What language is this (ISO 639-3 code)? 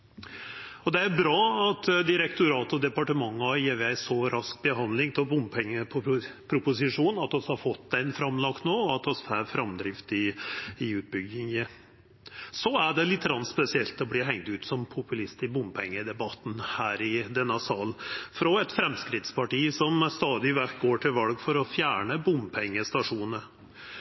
nno